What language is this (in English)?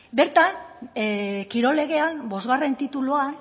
Basque